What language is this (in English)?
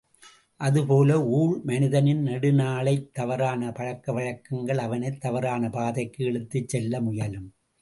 Tamil